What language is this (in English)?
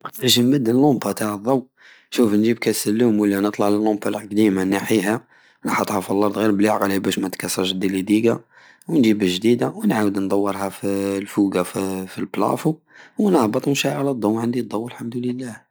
Algerian Saharan Arabic